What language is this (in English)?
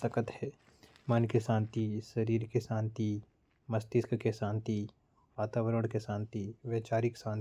Korwa